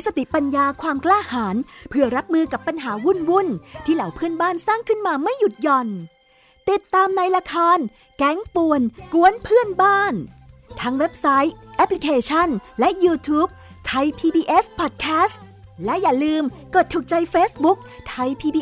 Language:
Thai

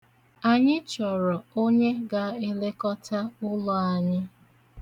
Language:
Igbo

